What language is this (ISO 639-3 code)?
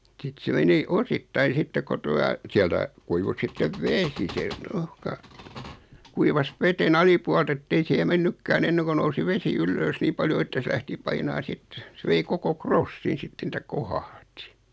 fin